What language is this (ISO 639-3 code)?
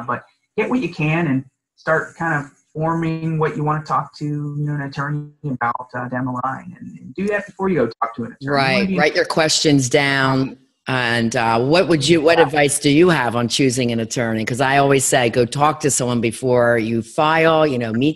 eng